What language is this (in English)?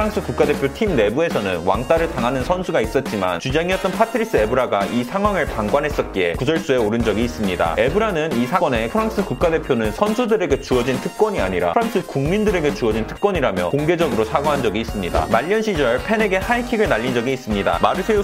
Korean